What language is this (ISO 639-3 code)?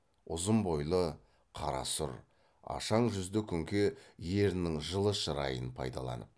kaz